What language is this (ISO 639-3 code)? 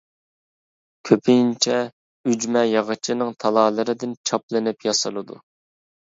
uig